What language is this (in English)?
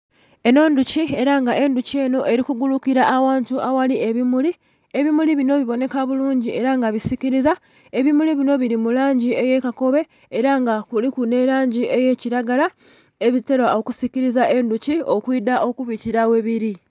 Soga